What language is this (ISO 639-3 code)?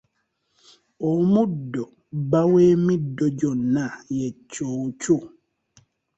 lug